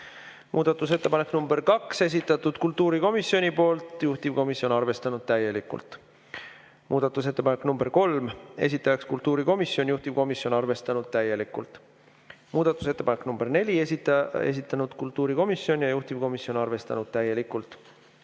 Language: Estonian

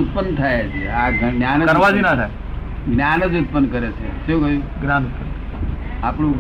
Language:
Gujarati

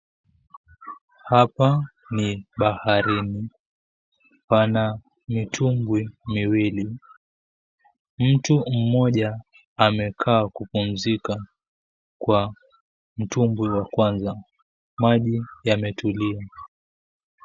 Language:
Swahili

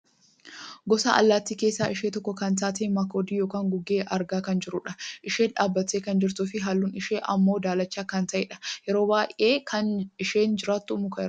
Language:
Oromo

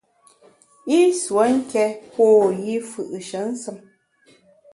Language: Bamun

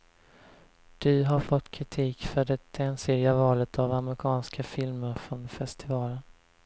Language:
Swedish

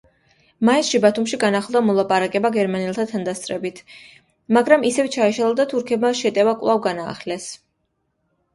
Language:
Georgian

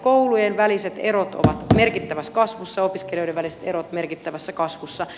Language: Finnish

